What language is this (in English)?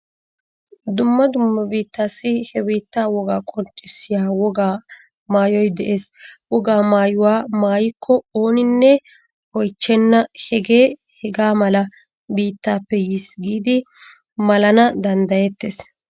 Wolaytta